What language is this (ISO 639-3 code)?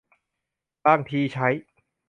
tha